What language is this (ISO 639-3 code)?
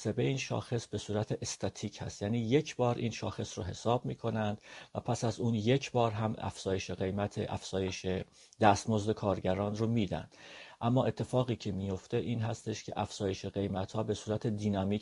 fas